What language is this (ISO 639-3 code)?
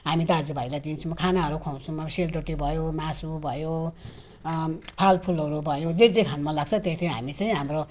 nep